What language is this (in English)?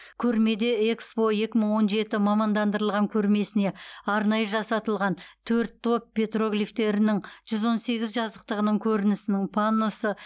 Kazakh